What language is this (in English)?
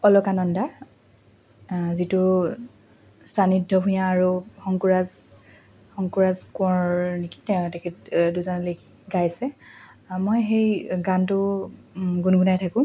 Assamese